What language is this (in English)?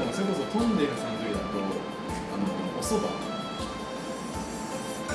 Japanese